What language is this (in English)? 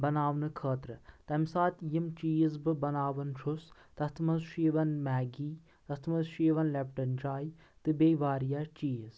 Kashmiri